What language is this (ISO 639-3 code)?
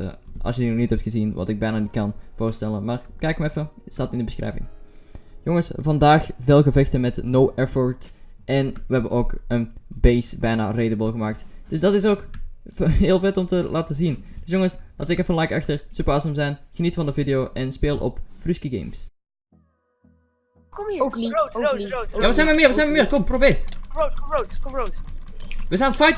nld